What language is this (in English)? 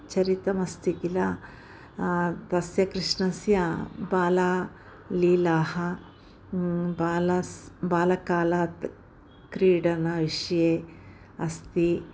Sanskrit